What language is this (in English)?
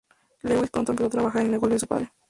Spanish